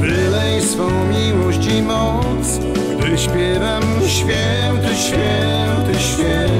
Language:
Polish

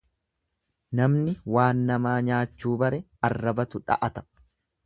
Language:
Oromo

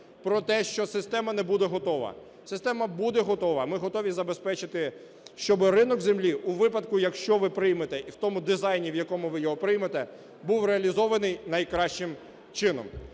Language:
Ukrainian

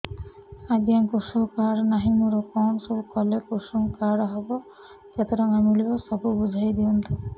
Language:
Odia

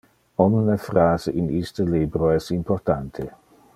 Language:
Interlingua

